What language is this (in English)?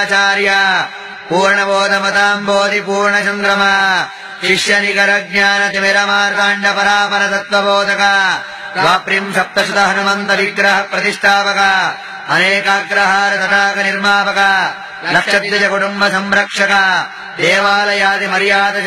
Kannada